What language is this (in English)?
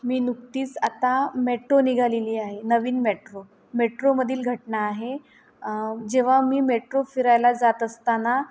Marathi